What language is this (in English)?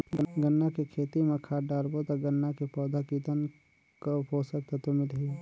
Chhattisgarhi